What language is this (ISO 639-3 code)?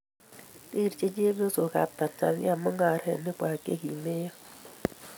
kln